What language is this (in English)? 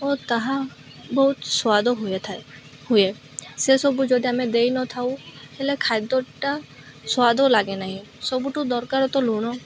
Odia